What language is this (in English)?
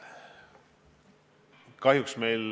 Estonian